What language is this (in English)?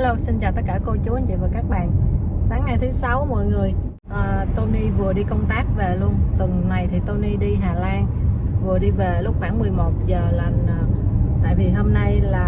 Vietnamese